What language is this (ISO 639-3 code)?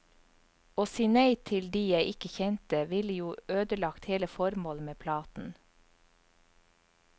nor